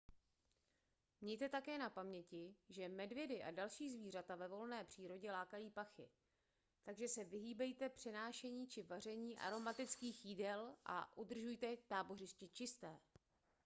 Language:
Czech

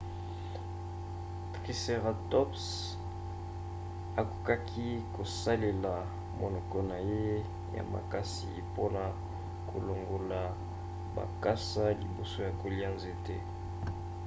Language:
Lingala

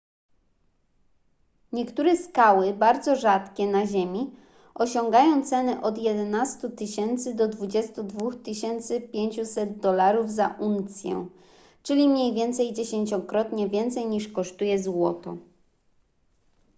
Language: Polish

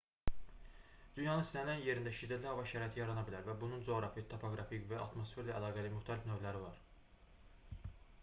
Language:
Azerbaijani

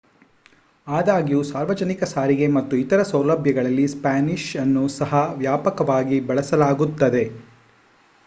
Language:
Kannada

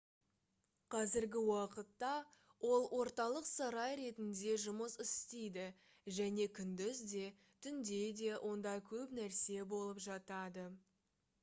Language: Kazakh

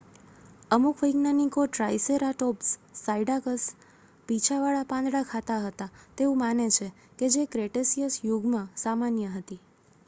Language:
Gujarati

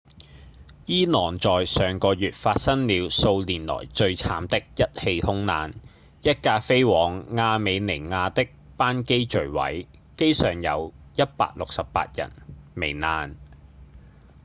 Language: Cantonese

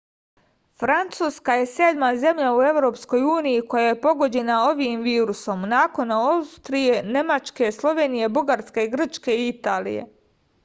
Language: Serbian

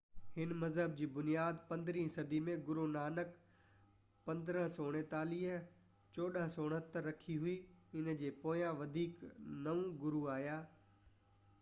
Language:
Sindhi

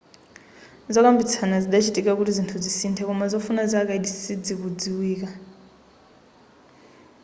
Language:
Nyanja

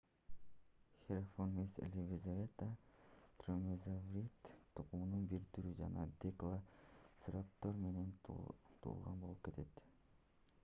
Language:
Kyrgyz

